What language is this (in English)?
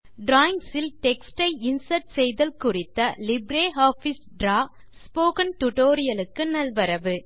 Tamil